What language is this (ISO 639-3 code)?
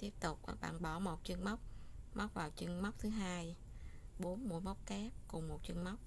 vie